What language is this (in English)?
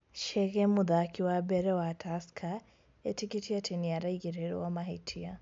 Kikuyu